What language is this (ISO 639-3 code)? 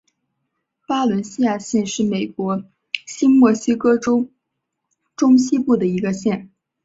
zho